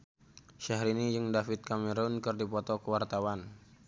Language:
Sundanese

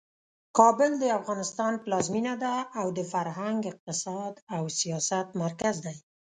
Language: Pashto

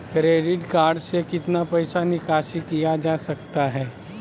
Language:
Magahi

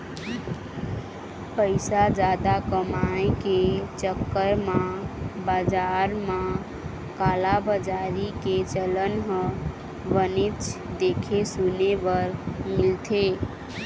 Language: Chhattisgarhi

